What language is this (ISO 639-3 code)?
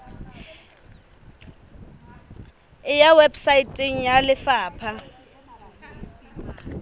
sot